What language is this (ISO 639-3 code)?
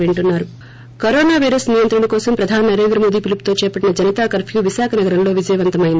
tel